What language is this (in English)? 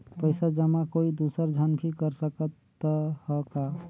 Chhattisgarhi